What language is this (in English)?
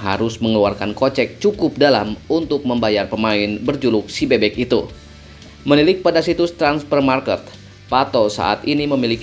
Indonesian